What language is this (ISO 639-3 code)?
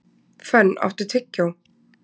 isl